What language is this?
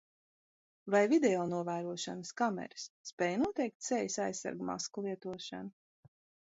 Latvian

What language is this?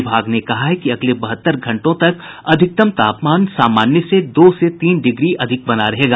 Hindi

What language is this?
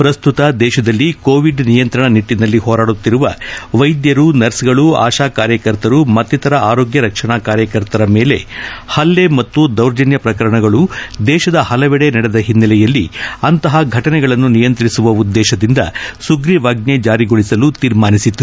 Kannada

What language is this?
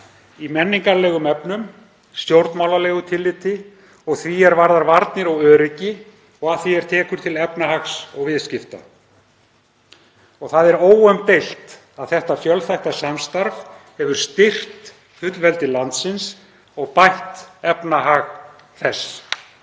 Icelandic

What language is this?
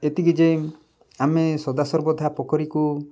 Odia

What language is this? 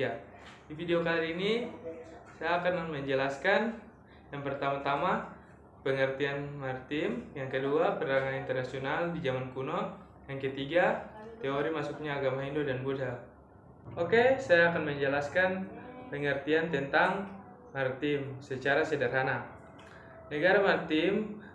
Indonesian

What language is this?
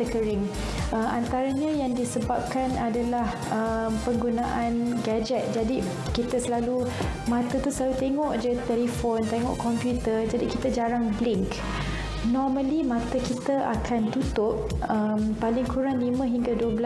Malay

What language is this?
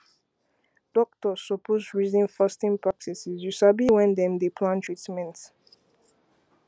Nigerian Pidgin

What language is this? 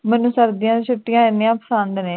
Punjabi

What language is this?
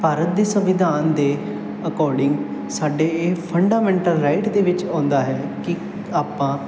Punjabi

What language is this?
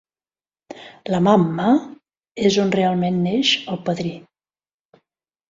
Catalan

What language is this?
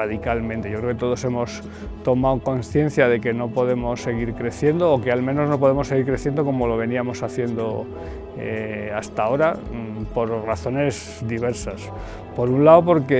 Spanish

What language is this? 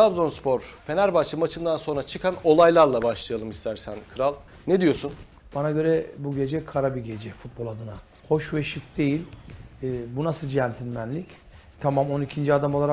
Turkish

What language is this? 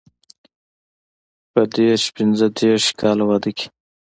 Pashto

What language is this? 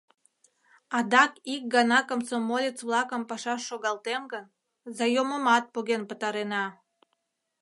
Mari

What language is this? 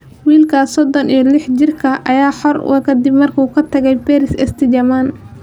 Somali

